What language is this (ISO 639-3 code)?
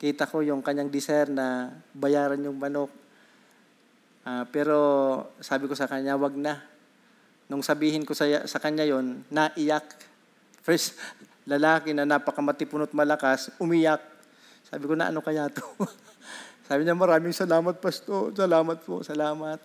fil